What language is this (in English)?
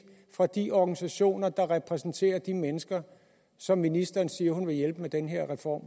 Danish